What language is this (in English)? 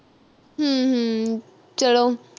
Punjabi